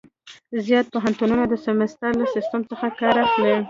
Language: Pashto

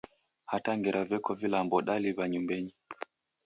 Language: Taita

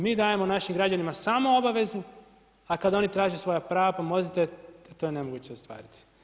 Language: Croatian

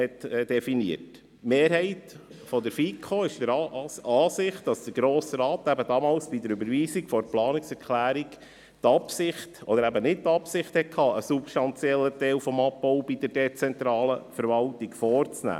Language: Swiss German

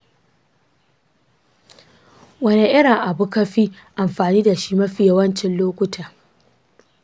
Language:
Hausa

